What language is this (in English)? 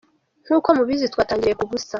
Kinyarwanda